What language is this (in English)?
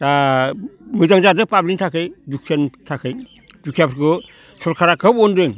Bodo